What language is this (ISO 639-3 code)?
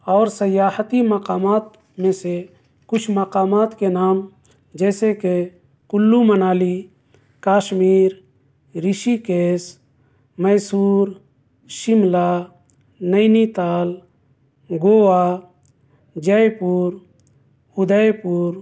urd